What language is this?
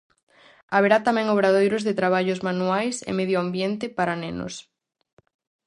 Galician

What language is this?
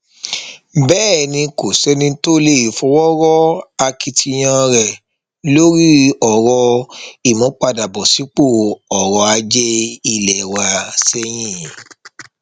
Yoruba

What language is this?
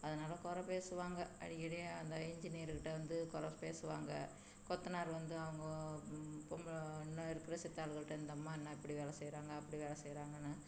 Tamil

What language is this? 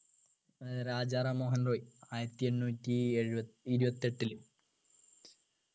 Malayalam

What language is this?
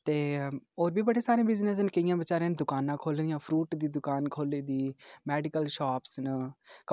Dogri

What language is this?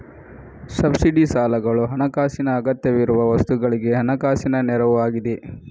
Kannada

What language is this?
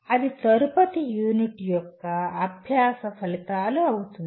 Telugu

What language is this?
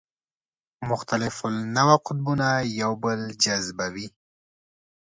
Pashto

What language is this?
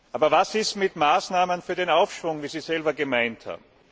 German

